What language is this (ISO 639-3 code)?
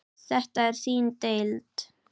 isl